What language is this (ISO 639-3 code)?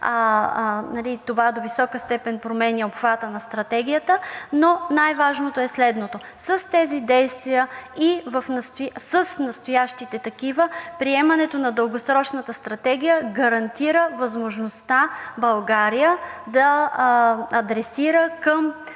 bul